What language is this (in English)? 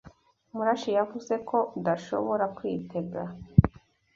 Kinyarwanda